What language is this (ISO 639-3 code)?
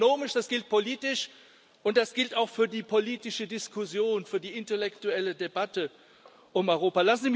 deu